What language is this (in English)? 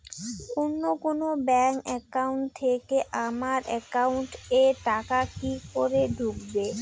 Bangla